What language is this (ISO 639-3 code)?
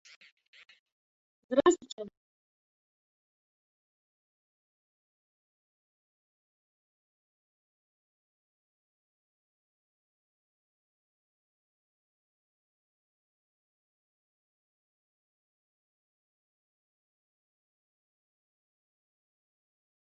uzb